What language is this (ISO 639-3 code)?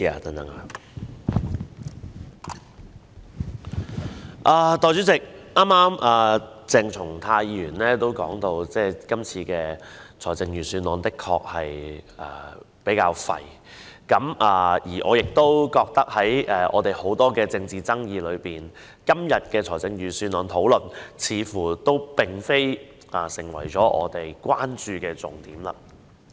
yue